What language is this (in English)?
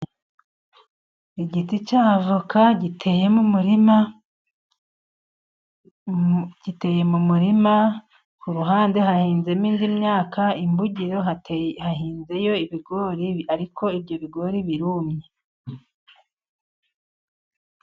Kinyarwanda